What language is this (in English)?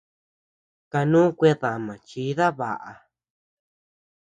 Tepeuxila Cuicatec